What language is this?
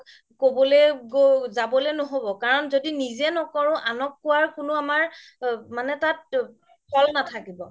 Assamese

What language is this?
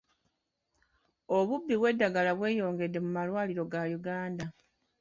Ganda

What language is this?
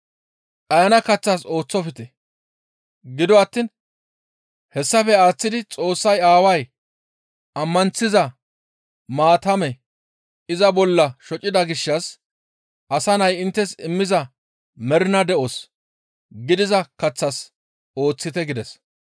Gamo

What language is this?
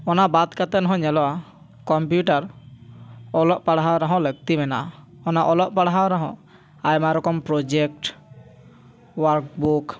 Santali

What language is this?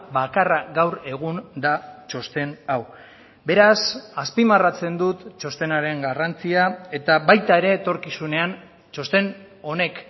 Basque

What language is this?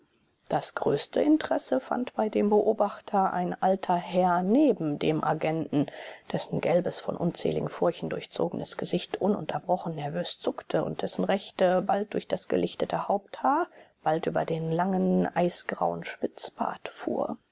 German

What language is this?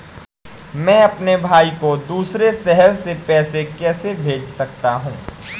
Hindi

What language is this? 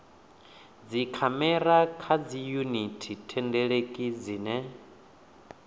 Venda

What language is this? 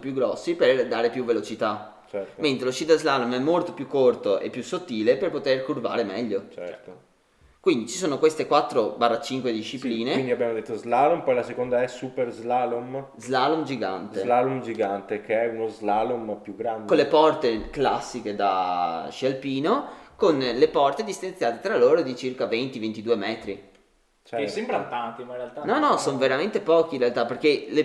Italian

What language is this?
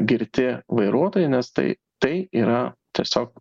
Lithuanian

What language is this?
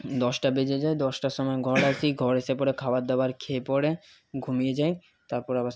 Bangla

